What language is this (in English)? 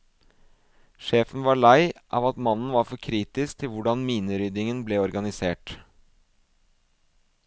Norwegian